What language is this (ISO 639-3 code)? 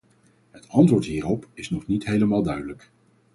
nld